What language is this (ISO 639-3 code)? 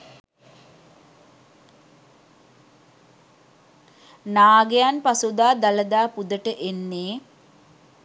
sin